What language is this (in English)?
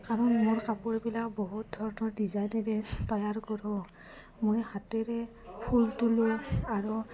Assamese